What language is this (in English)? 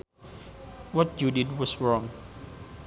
Sundanese